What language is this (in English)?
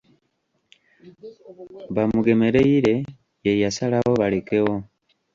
Ganda